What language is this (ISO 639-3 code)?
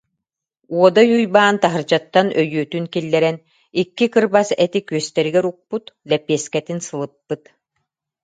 sah